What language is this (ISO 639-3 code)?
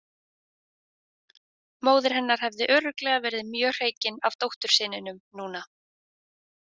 isl